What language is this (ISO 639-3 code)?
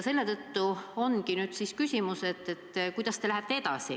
est